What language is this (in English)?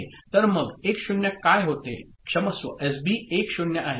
Marathi